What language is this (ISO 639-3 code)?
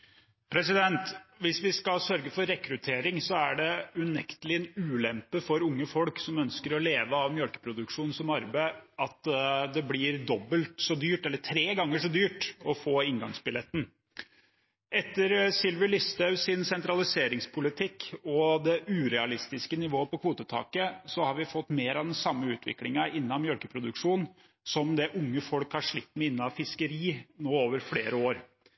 nob